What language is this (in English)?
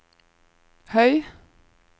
Norwegian